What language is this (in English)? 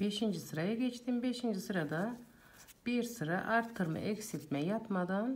Turkish